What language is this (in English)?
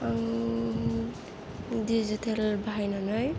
Bodo